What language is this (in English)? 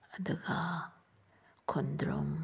Manipuri